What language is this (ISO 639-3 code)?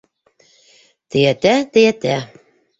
bak